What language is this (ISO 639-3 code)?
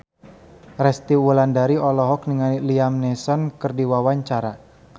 sun